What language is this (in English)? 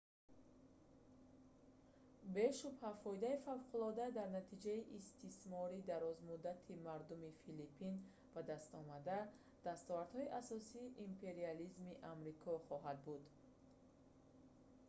Tajik